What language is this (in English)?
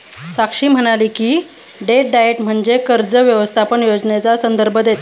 Marathi